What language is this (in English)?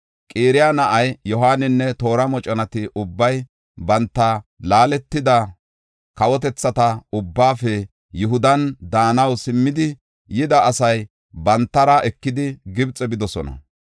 Gofa